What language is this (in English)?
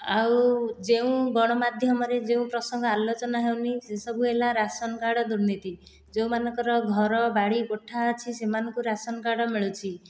Odia